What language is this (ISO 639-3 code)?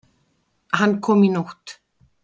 isl